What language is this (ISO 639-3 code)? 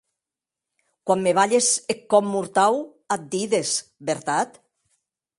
oci